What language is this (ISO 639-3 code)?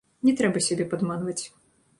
bel